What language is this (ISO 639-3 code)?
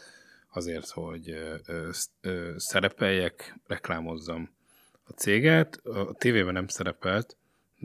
hun